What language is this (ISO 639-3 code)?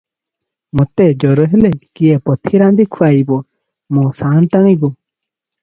ori